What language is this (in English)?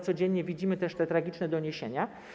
Polish